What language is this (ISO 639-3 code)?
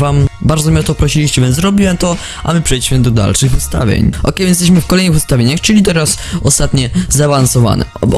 pol